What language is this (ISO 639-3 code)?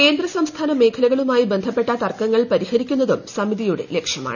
mal